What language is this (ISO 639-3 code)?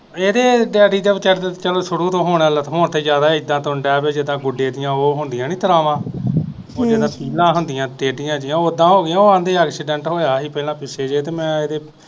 pan